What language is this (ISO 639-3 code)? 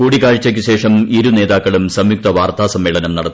mal